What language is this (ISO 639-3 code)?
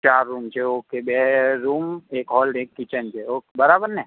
guj